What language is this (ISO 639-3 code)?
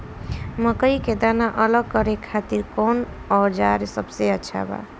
bho